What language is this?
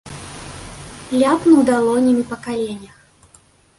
Belarusian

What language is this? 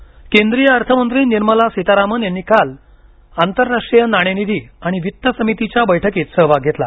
Marathi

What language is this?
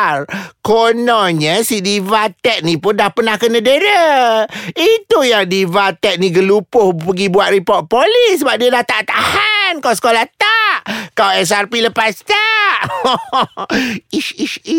Malay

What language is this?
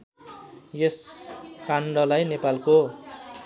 Nepali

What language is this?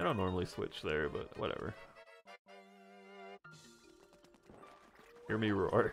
English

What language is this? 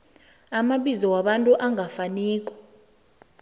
South Ndebele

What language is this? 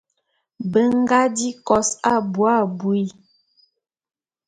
Bulu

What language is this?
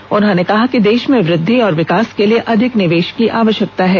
Hindi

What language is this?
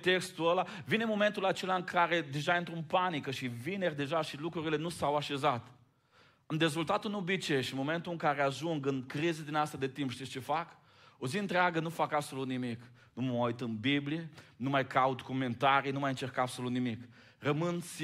Romanian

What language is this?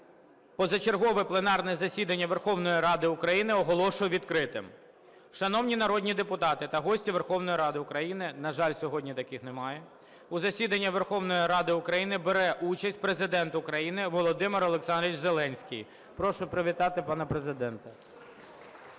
Ukrainian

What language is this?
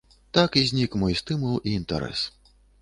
Belarusian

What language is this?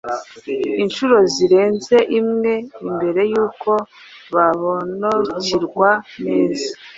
Kinyarwanda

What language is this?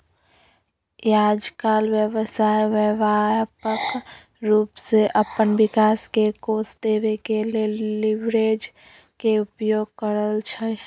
Magahi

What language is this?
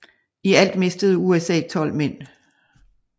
Danish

